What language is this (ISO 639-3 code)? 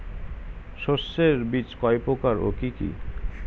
ben